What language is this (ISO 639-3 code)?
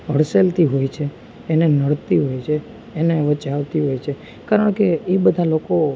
guj